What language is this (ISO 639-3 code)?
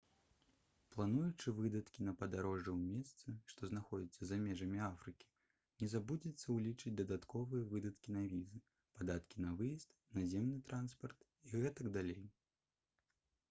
bel